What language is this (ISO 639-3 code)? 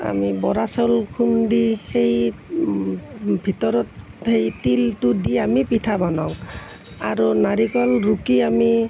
asm